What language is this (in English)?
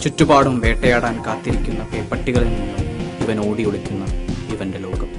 Malayalam